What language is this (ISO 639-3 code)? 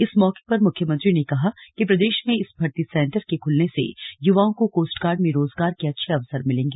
hin